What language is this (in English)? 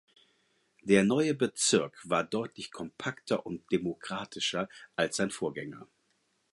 German